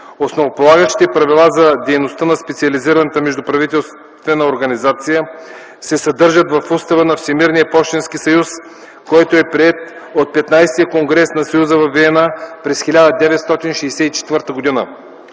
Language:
Bulgarian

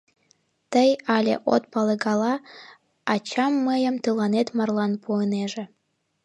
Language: Mari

